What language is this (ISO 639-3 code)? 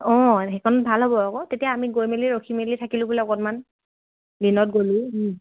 asm